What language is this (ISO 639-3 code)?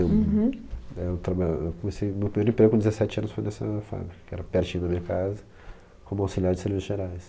por